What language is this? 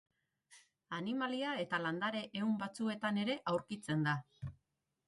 Basque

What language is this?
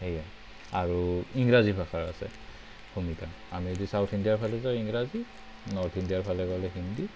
Assamese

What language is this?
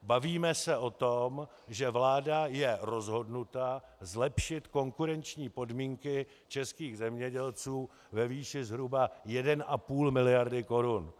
Czech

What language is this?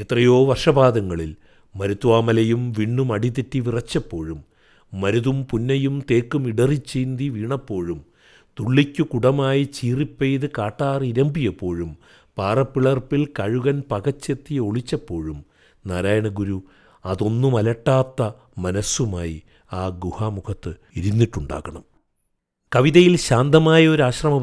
Malayalam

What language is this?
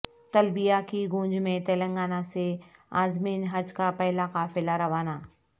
Urdu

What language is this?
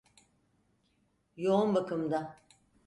Turkish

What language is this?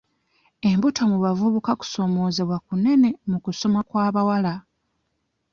Ganda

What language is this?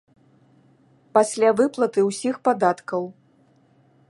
Belarusian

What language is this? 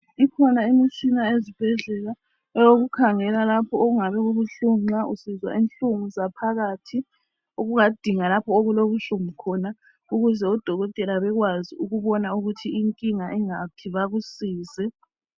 North Ndebele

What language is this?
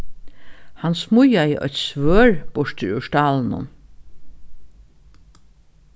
Faroese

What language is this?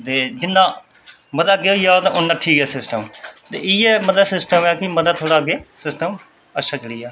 Dogri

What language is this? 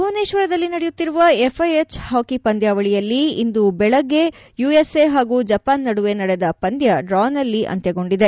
Kannada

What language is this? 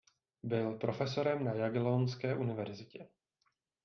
Czech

